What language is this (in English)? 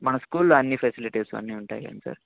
Telugu